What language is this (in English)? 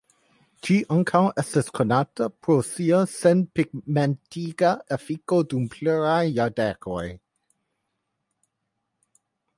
Esperanto